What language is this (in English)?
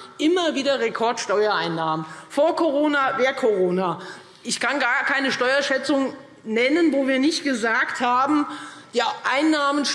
German